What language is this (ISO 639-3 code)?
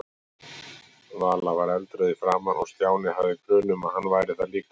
isl